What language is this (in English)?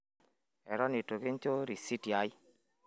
Masai